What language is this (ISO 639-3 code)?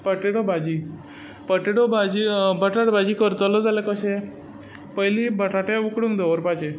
kok